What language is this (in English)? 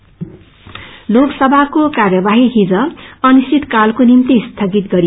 Nepali